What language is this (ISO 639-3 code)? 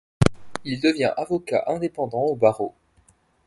fra